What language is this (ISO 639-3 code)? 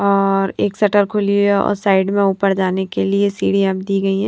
hin